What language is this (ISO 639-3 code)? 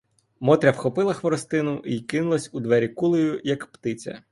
ukr